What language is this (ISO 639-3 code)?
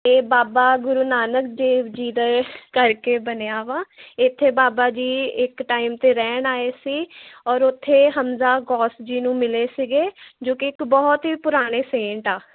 pan